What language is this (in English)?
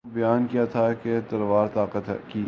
Urdu